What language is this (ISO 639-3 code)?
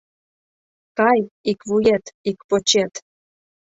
chm